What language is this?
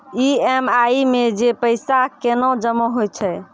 Maithili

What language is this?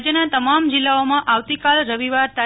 Gujarati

